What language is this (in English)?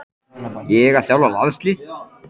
Icelandic